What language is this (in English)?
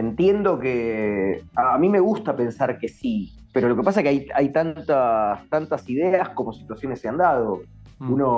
Spanish